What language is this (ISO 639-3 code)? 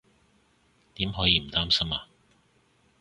yue